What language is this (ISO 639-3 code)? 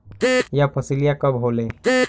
bho